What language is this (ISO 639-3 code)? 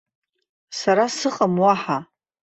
abk